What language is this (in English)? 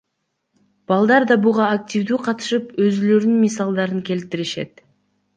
Kyrgyz